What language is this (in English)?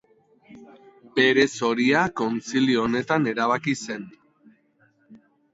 Basque